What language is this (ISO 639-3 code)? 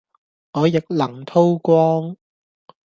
yue